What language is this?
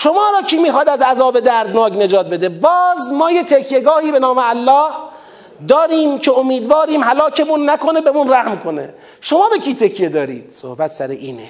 Persian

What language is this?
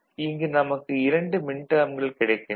Tamil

